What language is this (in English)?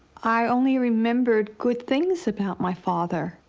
English